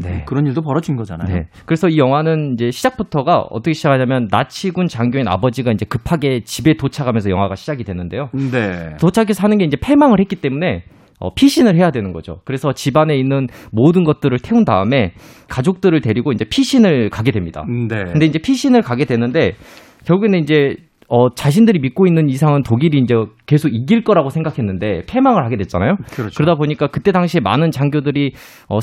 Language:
Korean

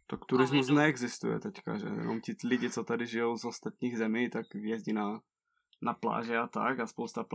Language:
Czech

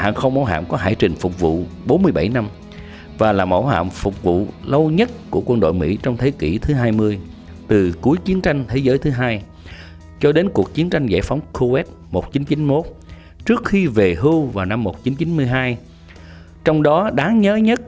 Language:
Vietnamese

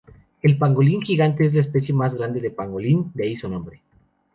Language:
Spanish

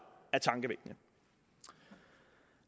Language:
Danish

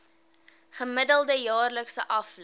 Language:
Afrikaans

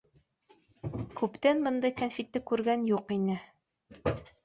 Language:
Bashkir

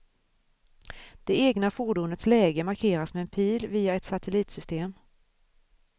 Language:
Swedish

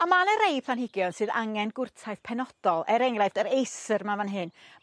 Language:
Welsh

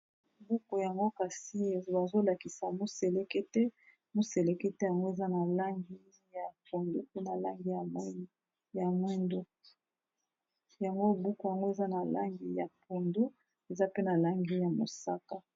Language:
Lingala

